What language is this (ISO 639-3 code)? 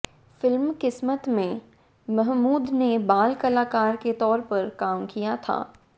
hin